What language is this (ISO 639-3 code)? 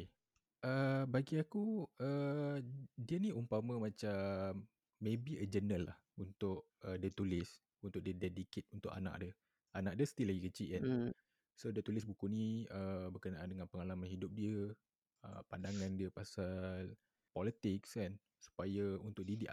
msa